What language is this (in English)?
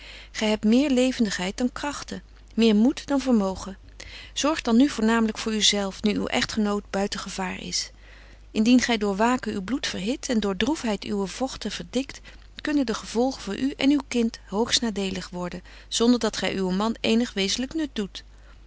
Dutch